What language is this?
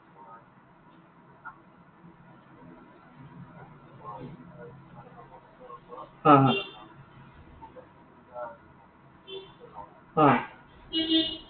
Assamese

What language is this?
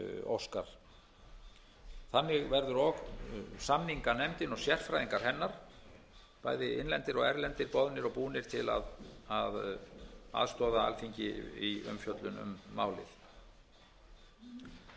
Icelandic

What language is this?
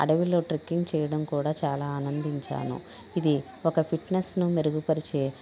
Telugu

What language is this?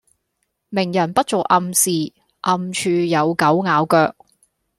Cantonese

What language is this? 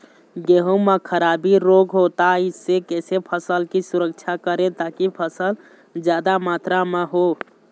Chhattisgarhi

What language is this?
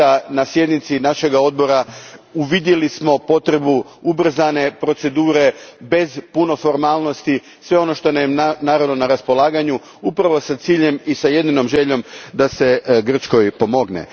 Croatian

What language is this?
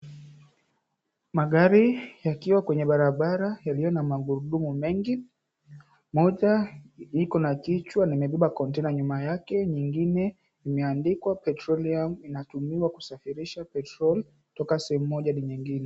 Swahili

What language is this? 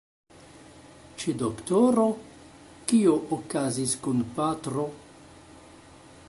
Esperanto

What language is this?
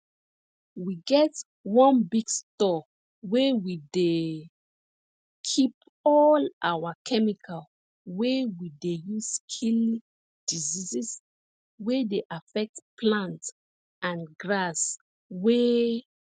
Nigerian Pidgin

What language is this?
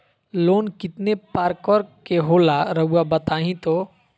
Magahi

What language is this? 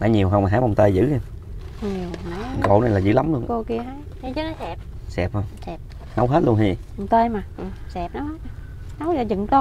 Vietnamese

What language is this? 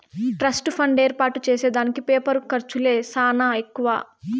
Telugu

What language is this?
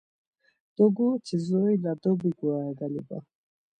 Laz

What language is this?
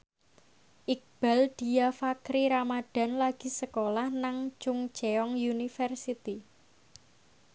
Javanese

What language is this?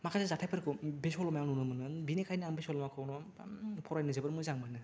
Bodo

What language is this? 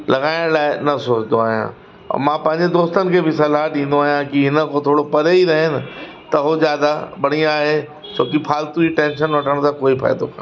Sindhi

